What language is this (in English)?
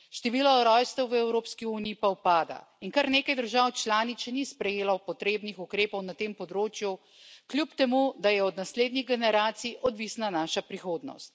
Slovenian